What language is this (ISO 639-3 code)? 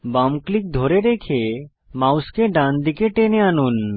ben